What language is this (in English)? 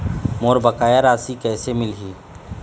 Chhattisgarhi